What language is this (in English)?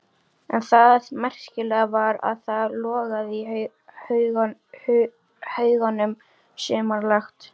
Icelandic